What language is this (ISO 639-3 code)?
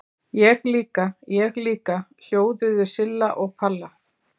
isl